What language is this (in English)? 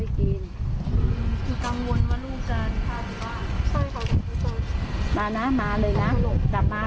Thai